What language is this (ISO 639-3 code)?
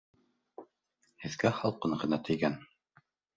bak